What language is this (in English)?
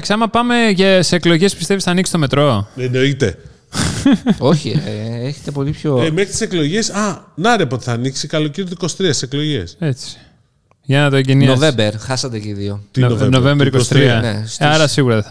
Greek